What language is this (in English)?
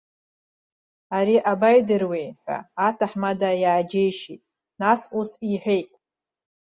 Abkhazian